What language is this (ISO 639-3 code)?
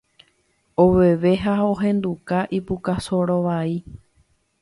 grn